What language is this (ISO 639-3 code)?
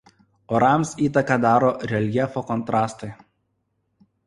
lit